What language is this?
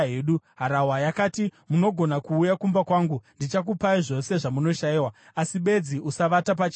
Shona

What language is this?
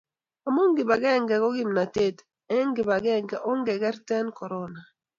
Kalenjin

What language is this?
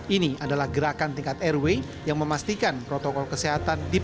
Indonesian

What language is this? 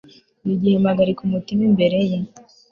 Kinyarwanda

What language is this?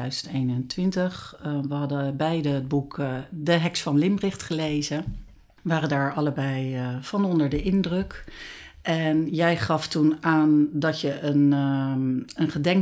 Dutch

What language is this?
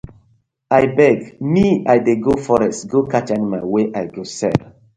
Nigerian Pidgin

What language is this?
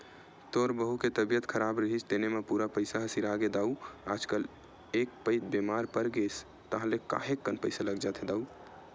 Chhattisgarhi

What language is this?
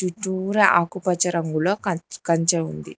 Telugu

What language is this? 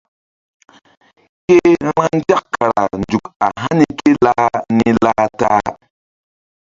Mbum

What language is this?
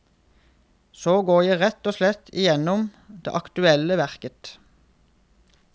Norwegian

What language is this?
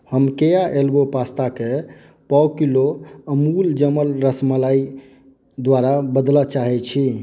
Maithili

